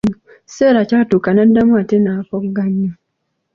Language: Ganda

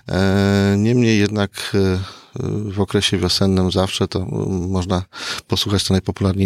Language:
Polish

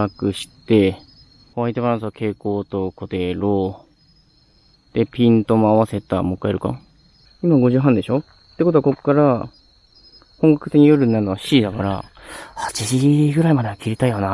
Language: Japanese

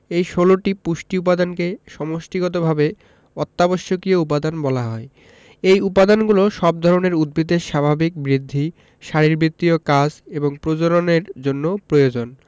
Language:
Bangla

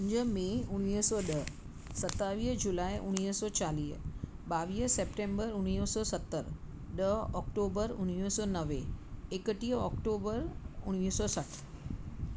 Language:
Sindhi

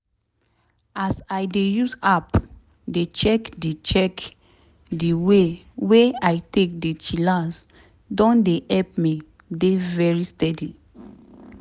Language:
Nigerian Pidgin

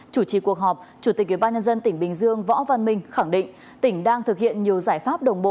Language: Vietnamese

